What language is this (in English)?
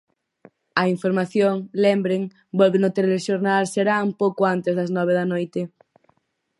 Galician